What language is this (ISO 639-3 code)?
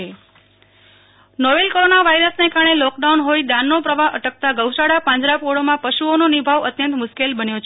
guj